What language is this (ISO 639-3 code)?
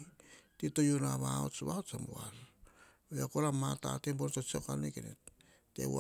hah